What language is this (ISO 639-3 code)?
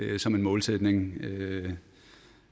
dan